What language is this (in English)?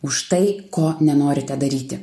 Lithuanian